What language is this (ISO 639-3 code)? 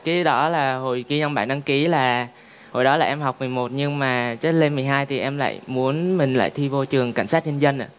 vie